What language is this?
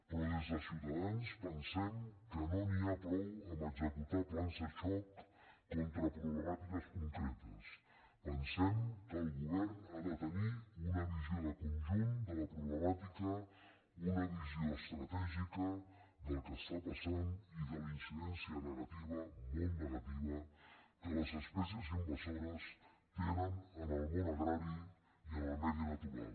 Catalan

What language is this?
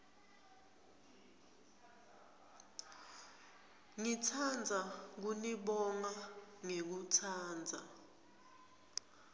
Swati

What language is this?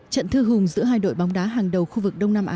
Vietnamese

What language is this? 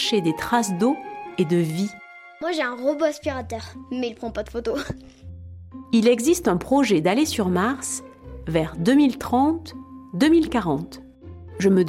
French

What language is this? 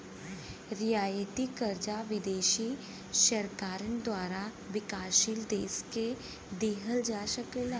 Bhojpuri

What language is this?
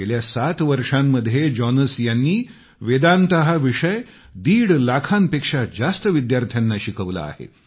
Marathi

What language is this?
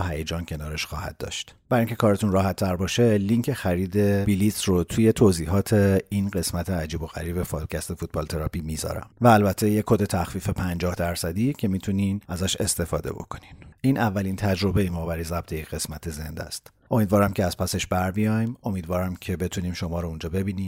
Persian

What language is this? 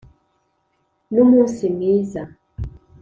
Kinyarwanda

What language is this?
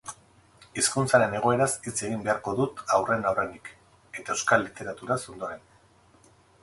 Basque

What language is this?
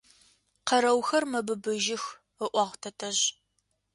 Adyghe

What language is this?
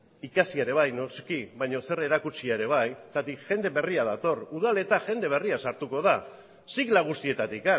Basque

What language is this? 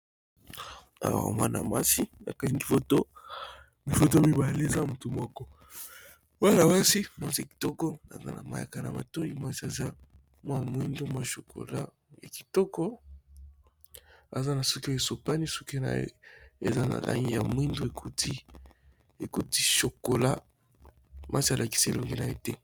Lingala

